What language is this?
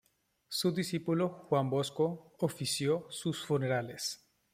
Spanish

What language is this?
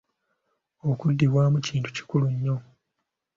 Ganda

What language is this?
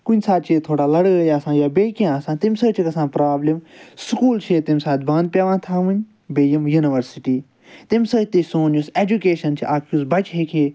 Kashmiri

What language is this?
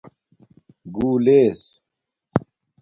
Domaaki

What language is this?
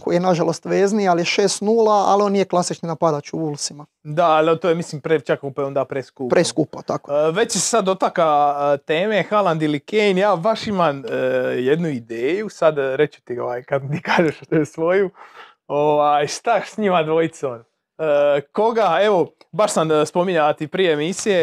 Croatian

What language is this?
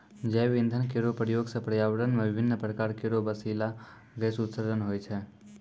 Maithili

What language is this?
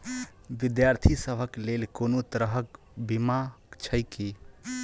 Maithili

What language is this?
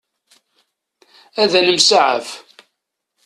Kabyle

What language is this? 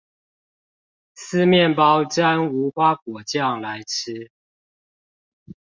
Chinese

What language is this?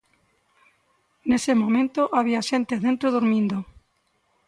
Galician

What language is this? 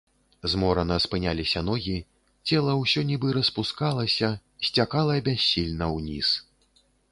Belarusian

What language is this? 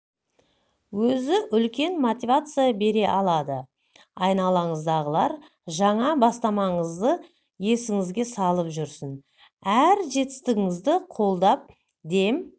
Kazakh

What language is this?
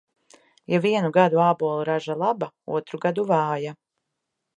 Latvian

